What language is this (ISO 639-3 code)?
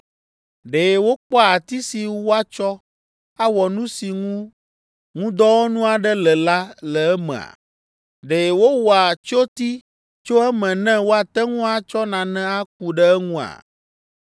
ewe